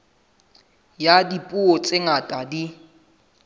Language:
Southern Sotho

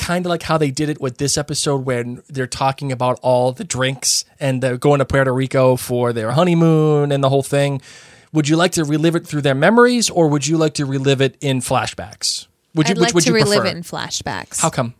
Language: English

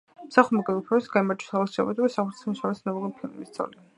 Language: Georgian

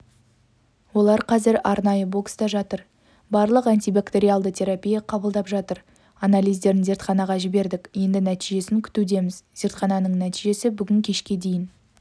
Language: Kazakh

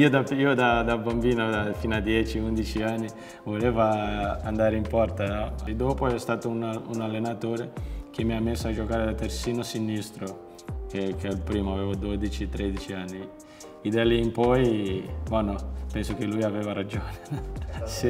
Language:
Italian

